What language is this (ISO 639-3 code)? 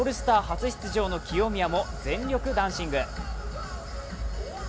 jpn